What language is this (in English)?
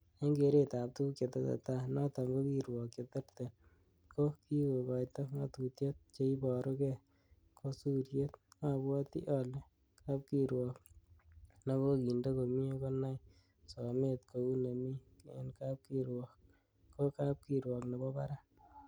Kalenjin